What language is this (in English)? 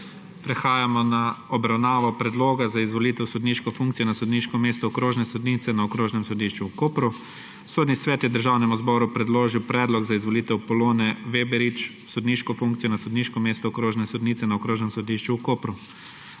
Slovenian